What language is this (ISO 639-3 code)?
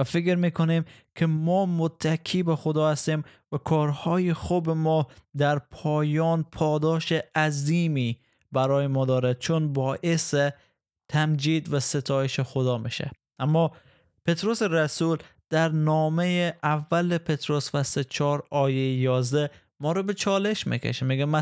fas